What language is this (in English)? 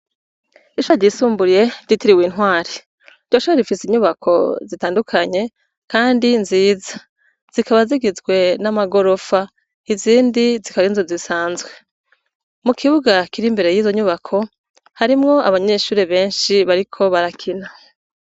Rundi